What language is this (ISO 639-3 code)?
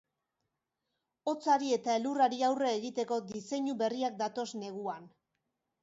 eus